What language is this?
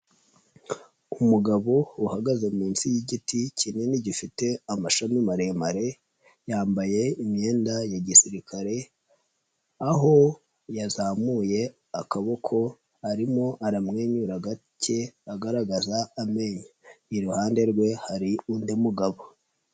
Kinyarwanda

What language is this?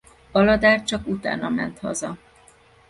Hungarian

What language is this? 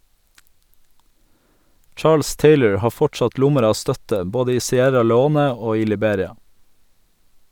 Norwegian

